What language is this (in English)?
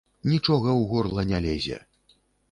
Belarusian